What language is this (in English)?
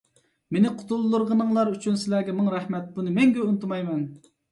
Uyghur